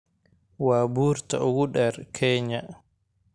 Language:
Somali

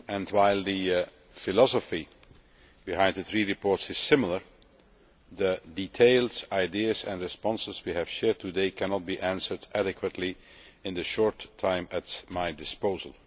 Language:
English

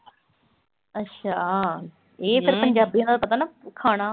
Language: Punjabi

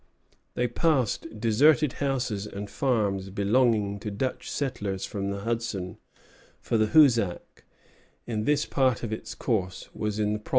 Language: English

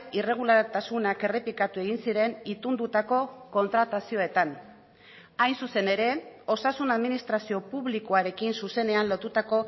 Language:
Basque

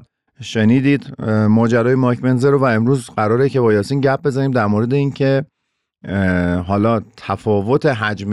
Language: Persian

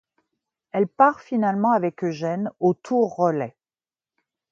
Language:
French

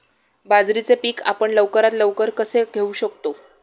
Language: Marathi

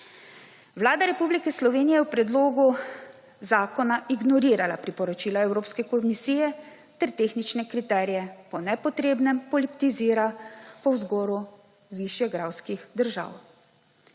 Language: Slovenian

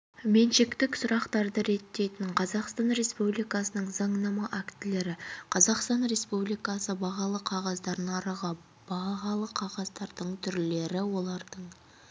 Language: Kazakh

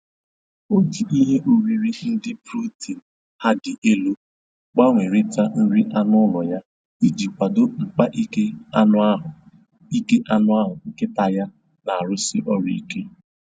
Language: Igbo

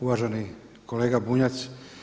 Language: Croatian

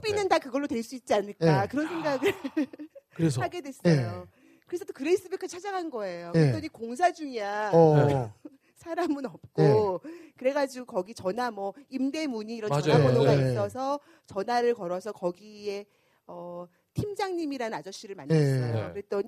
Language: Korean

